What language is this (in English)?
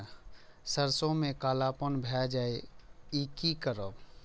Maithili